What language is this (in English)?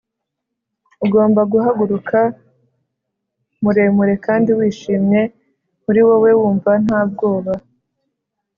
Kinyarwanda